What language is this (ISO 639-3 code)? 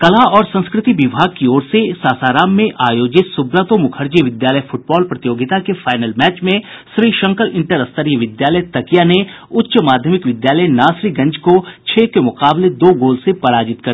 hin